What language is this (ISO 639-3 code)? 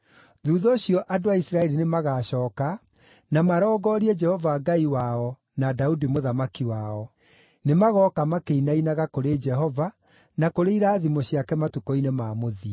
kik